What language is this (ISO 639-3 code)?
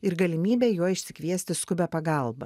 lit